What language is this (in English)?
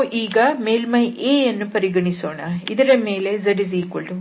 Kannada